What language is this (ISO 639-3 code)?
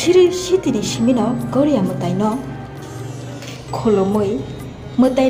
ben